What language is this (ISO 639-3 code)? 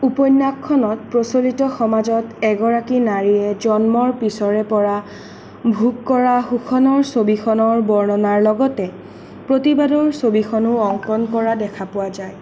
asm